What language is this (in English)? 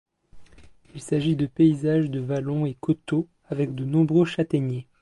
French